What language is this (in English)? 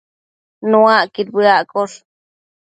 Matsés